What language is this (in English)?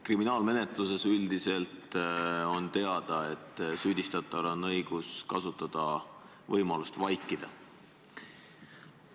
Estonian